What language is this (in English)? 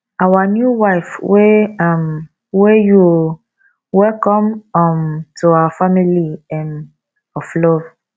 Nigerian Pidgin